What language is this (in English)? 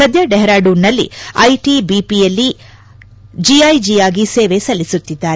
Kannada